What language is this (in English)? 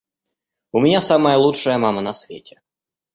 Russian